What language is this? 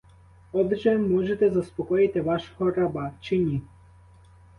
Ukrainian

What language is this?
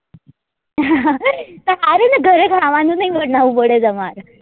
Gujarati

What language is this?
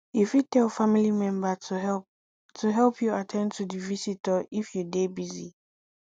Nigerian Pidgin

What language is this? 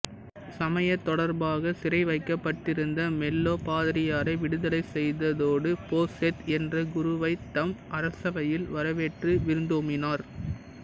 Tamil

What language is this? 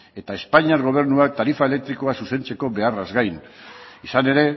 Basque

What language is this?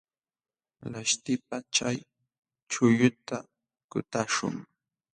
Jauja Wanca Quechua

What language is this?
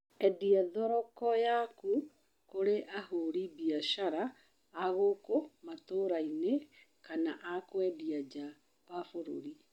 Kikuyu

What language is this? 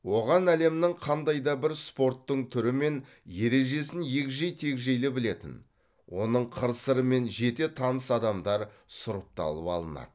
Kazakh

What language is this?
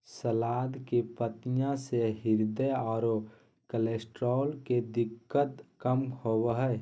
Magahi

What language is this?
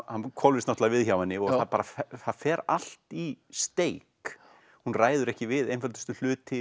Icelandic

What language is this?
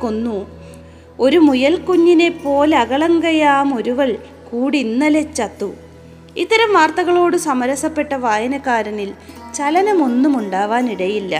Malayalam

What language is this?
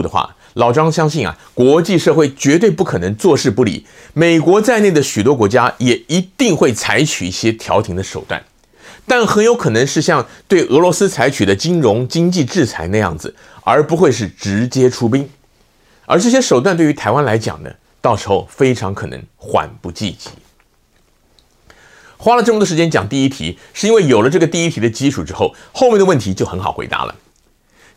Chinese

